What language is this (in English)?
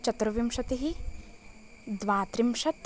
Sanskrit